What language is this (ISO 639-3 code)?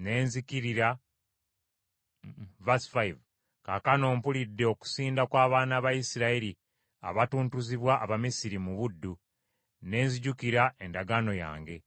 lug